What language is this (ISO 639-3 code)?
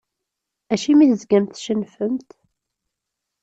kab